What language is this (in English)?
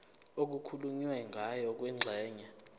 Zulu